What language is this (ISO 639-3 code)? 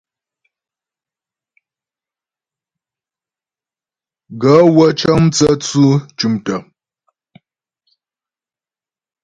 bbj